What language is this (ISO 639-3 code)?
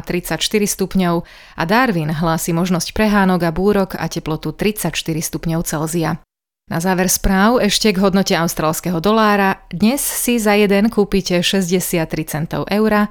slk